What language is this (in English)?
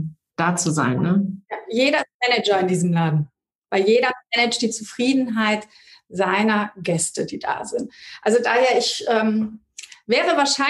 German